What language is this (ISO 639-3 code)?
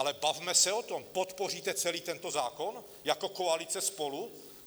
ces